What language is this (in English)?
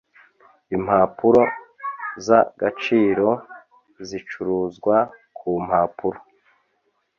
Kinyarwanda